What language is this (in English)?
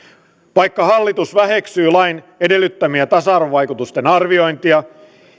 Finnish